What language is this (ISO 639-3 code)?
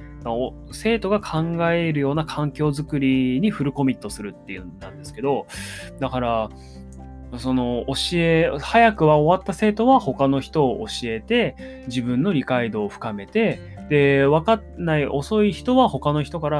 jpn